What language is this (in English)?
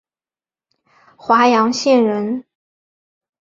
Chinese